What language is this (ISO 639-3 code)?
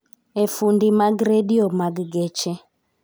luo